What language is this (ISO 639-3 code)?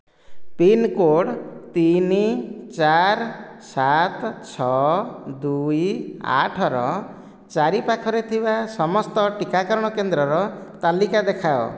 ori